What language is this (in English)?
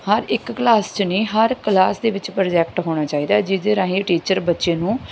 Punjabi